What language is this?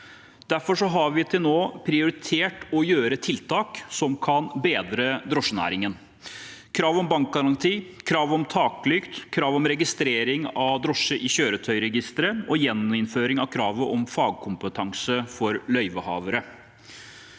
Norwegian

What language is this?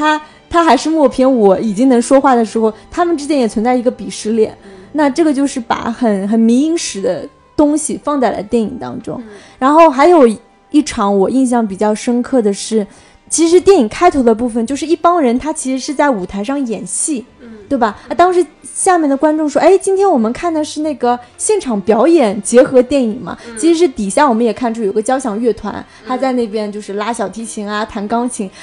Chinese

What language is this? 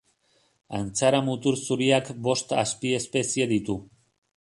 Basque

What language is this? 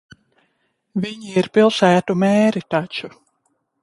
Latvian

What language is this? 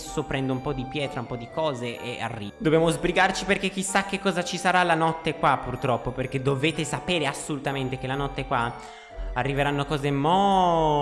Italian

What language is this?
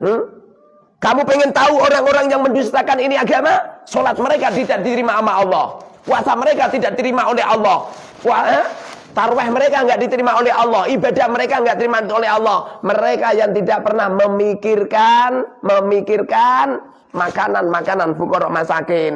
Indonesian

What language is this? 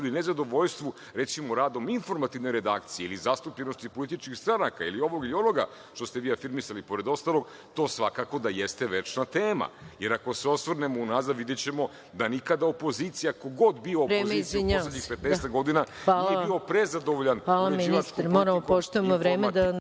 Serbian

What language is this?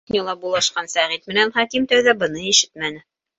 Bashkir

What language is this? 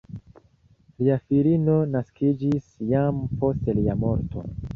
Esperanto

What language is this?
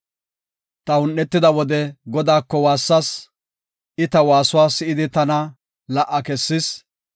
Gofa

